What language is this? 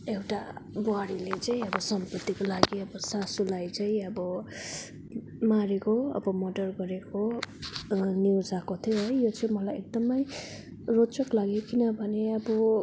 Nepali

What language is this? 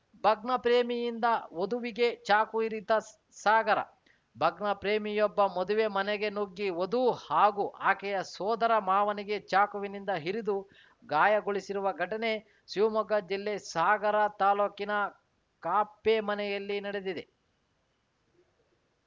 Kannada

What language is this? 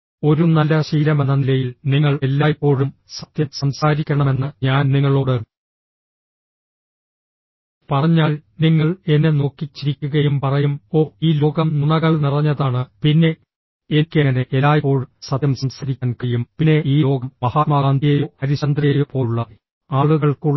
Malayalam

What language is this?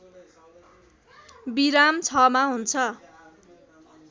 Nepali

